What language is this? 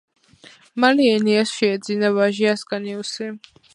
Georgian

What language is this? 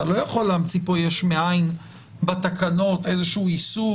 Hebrew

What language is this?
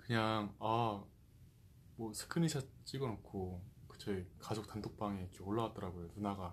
Korean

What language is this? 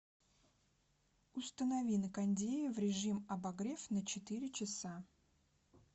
Russian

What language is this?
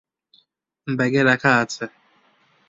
Bangla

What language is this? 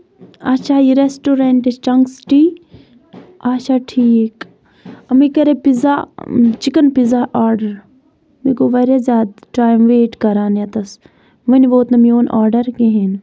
Kashmiri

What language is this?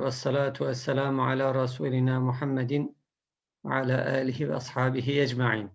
Turkish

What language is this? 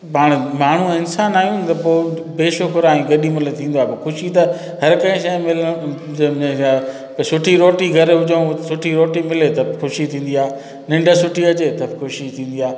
Sindhi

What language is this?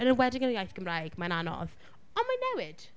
Welsh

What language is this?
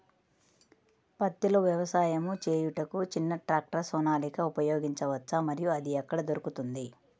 Telugu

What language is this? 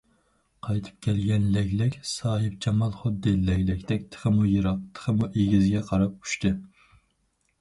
Uyghur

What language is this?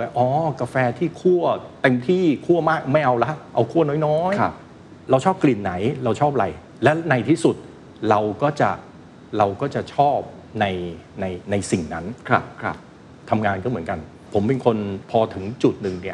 Thai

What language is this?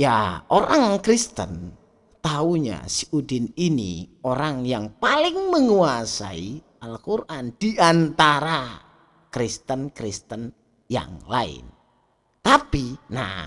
Indonesian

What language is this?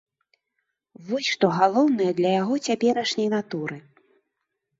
Belarusian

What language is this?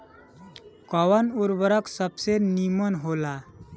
Bhojpuri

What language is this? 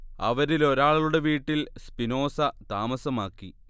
Malayalam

